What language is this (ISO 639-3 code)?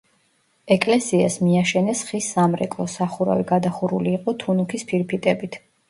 kat